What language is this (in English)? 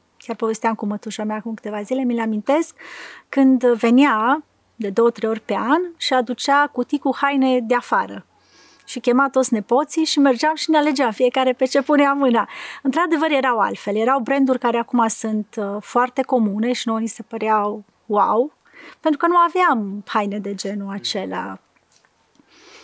Romanian